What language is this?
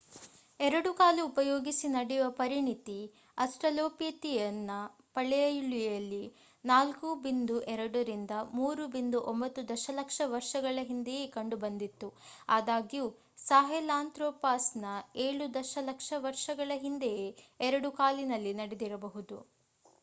Kannada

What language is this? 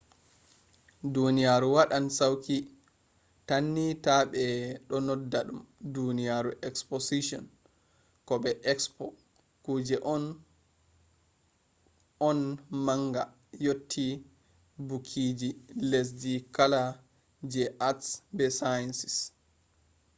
Fula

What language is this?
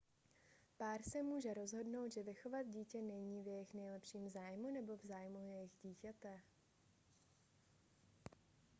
Czech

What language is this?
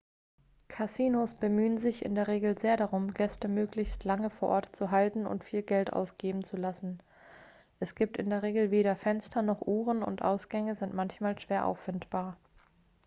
German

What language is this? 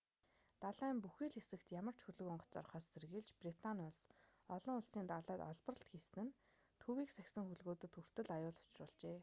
Mongolian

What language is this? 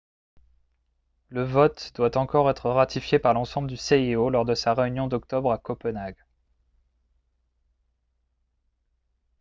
French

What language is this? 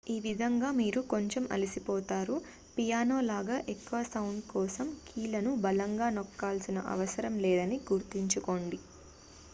Telugu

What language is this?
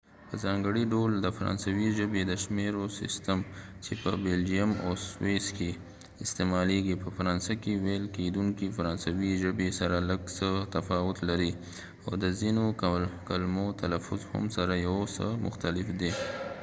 Pashto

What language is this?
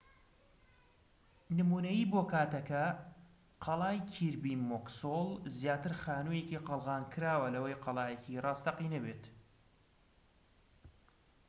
Central Kurdish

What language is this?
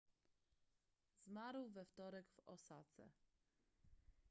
Polish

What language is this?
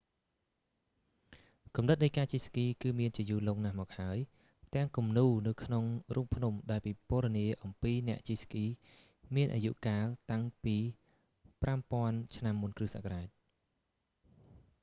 Khmer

